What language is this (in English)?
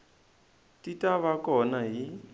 Tsonga